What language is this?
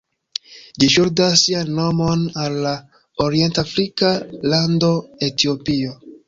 Esperanto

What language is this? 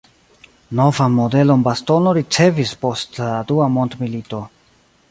Esperanto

